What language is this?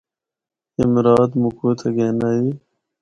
Northern Hindko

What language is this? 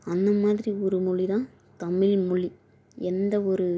Tamil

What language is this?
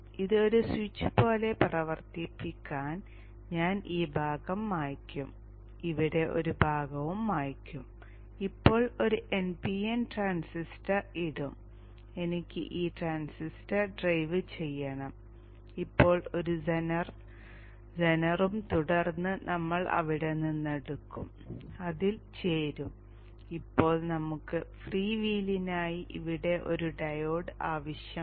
Malayalam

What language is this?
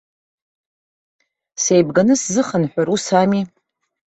Abkhazian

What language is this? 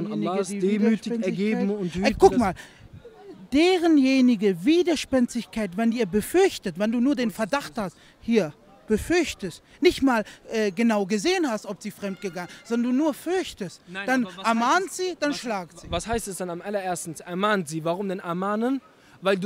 German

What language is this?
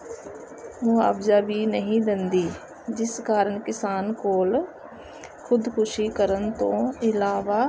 Punjabi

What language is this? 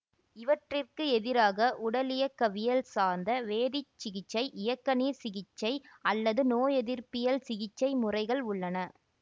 Tamil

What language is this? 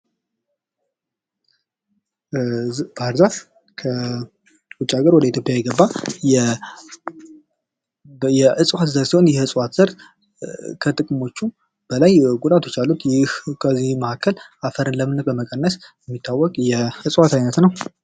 Amharic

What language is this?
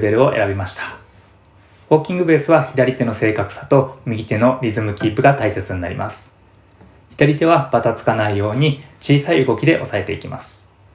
Japanese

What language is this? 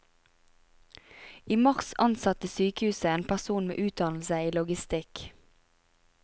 Norwegian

